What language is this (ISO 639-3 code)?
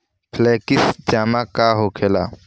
bho